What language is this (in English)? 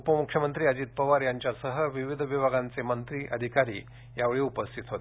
Marathi